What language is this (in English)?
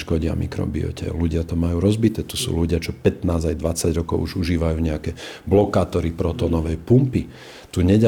Slovak